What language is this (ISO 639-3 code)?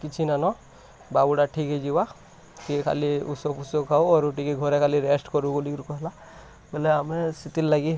ori